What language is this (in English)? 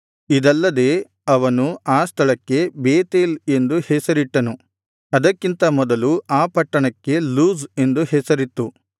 Kannada